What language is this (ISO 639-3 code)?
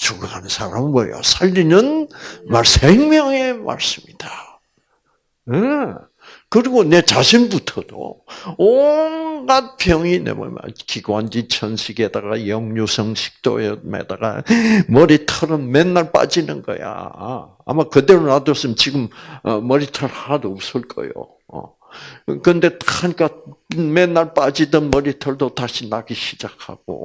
kor